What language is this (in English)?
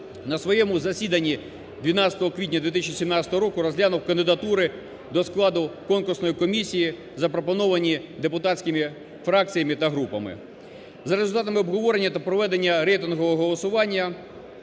Ukrainian